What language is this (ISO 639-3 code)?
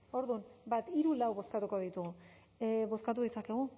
eus